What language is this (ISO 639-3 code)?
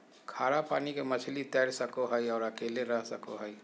mag